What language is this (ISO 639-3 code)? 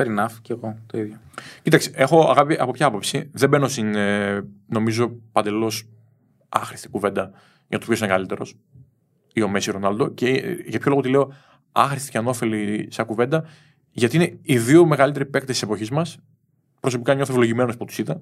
ell